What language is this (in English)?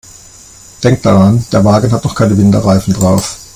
German